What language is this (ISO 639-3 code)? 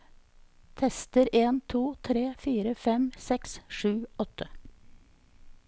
nor